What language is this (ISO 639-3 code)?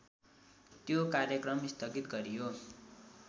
nep